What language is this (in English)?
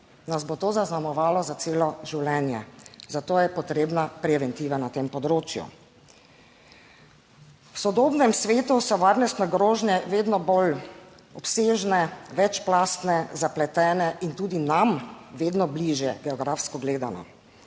Slovenian